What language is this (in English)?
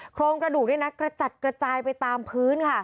Thai